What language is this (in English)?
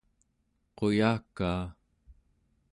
Central Yupik